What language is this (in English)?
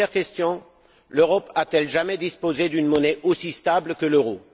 French